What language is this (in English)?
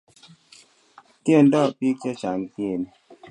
Kalenjin